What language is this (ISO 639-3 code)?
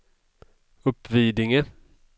swe